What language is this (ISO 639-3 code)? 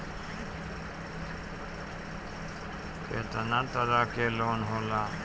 bho